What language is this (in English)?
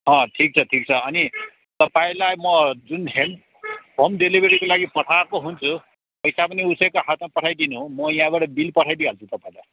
Nepali